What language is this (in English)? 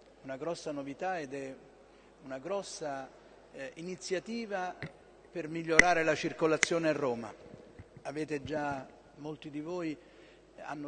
Italian